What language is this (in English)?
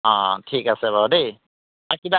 Assamese